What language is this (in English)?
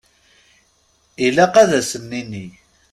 Kabyle